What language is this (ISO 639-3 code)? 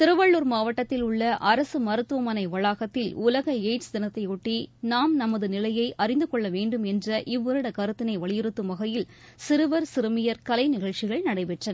tam